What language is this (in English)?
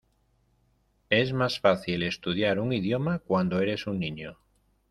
Spanish